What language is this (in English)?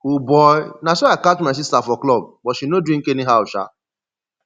Nigerian Pidgin